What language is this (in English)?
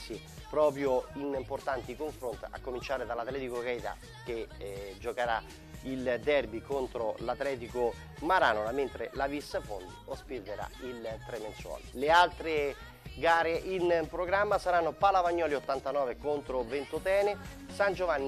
Italian